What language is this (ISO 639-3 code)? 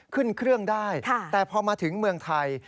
tha